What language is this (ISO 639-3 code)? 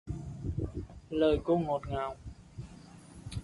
vie